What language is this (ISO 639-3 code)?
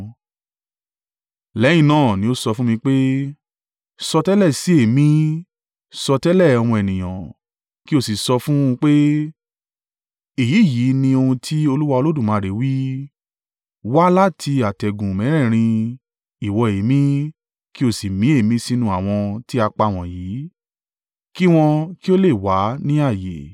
yor